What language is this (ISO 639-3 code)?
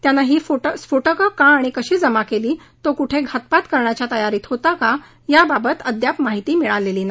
mar